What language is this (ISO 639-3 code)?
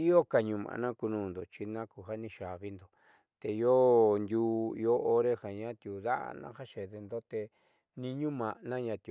mxy